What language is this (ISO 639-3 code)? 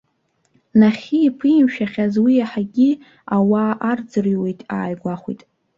abk